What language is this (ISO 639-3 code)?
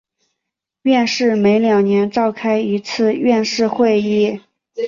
zho